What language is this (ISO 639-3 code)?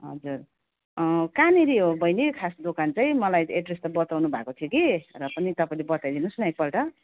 nep